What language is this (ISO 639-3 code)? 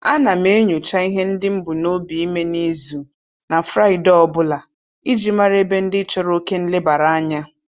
ibo